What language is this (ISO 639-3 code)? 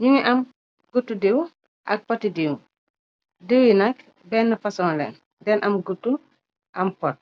wol